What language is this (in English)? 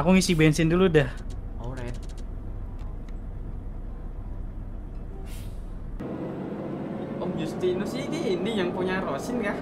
Indonesian